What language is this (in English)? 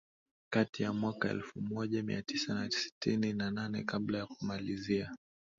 Swahili